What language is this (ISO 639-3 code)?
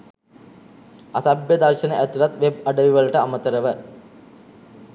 sin